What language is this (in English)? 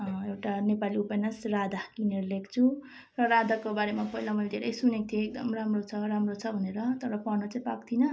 Nepali